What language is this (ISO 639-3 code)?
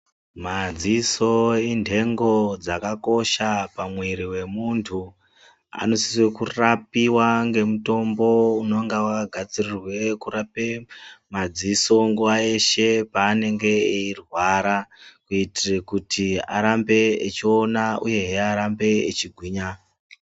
ndc